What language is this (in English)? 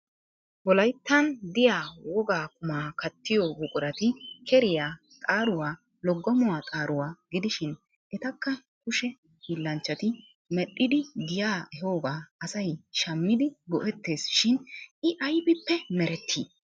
Wolaytta